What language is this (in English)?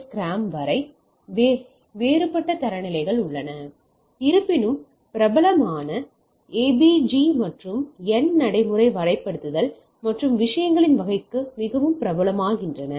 Tamil